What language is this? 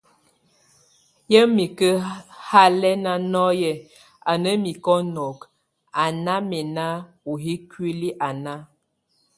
Tunen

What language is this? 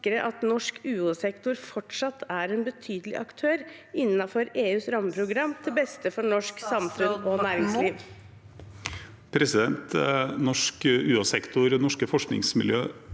Norwegian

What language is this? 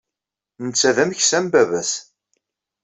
Kabyle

